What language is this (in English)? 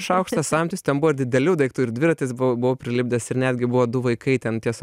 Lithuanian